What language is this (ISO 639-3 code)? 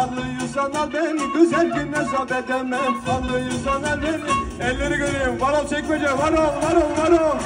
tur